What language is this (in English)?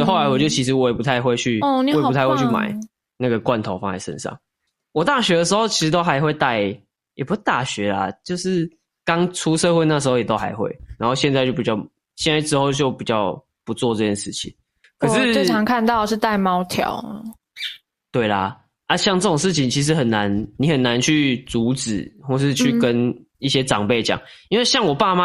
Chinese